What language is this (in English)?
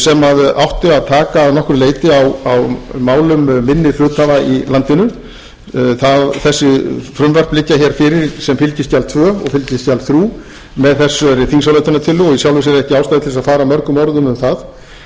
Icelandic